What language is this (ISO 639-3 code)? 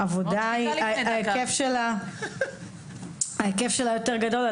heb